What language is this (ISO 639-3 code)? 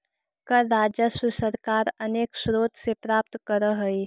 mag